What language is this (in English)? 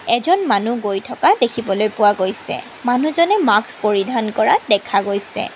Assamese